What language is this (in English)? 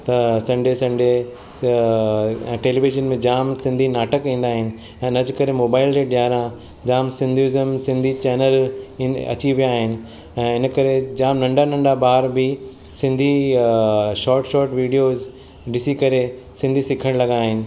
Sindhi